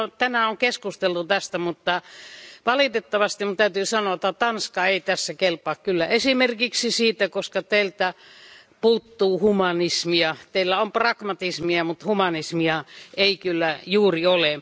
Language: Finnish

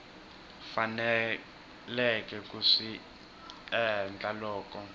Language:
Tsonga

